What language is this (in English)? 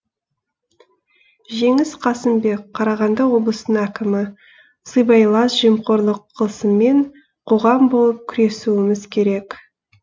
Kazakh